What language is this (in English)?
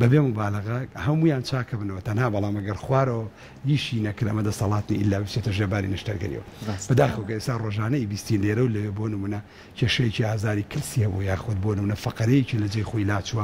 Arabic